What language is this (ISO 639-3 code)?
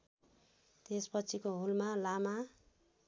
nep